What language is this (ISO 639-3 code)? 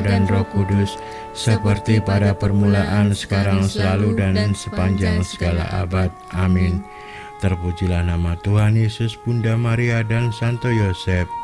ind